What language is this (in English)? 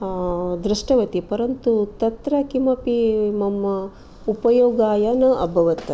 Sanskrit